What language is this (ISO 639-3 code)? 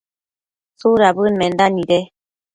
mcf